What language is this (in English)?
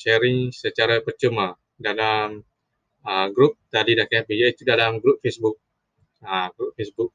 Malay